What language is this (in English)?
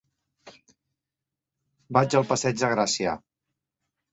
Catalan